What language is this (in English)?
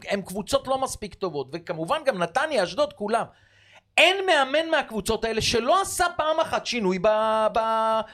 Hebrew